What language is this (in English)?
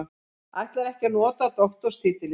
Icelandic